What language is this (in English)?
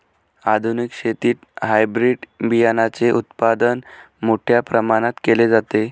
Marathi